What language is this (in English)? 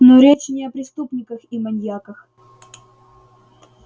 Russian